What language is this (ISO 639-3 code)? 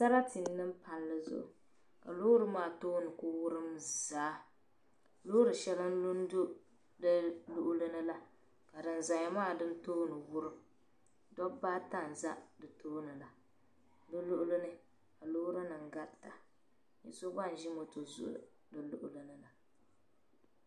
dag